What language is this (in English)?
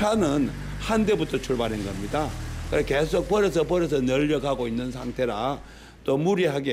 Korean